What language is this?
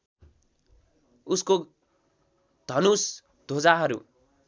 Nepali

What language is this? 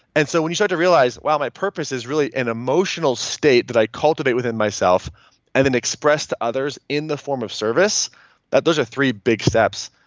English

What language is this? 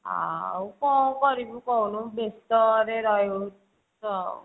Odia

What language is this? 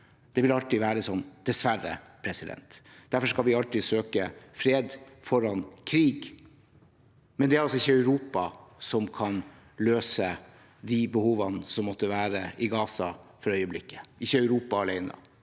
Norwegian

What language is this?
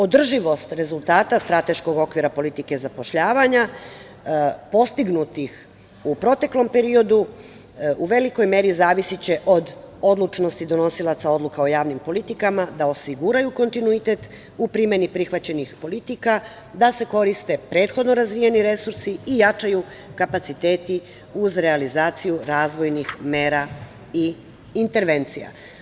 Serbian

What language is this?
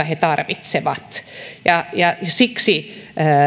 Finnish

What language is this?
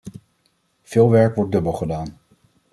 Dutch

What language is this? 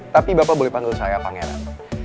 Indonesian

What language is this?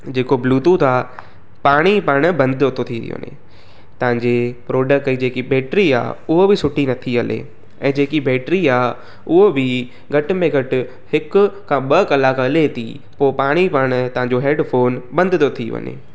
Sindhi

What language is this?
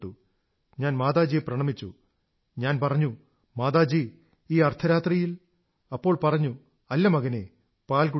Malayalam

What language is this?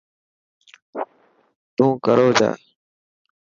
Dhatki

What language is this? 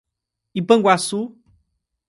Portuguese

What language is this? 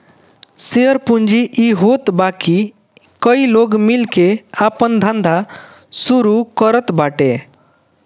Bhojpuri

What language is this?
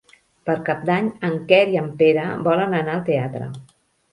Catalan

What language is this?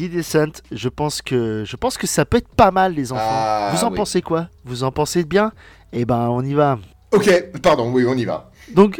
French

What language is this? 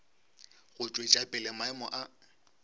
Northern Sotho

